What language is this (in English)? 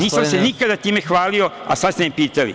Serbian